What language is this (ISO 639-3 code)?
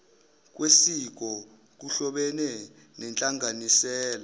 zul